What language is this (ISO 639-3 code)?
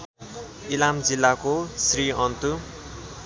nep